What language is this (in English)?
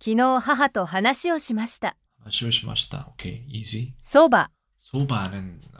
Korean